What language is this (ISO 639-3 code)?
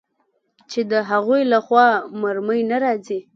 pus